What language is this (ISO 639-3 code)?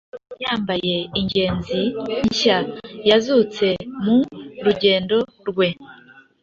kin